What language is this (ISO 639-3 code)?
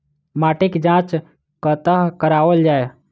mai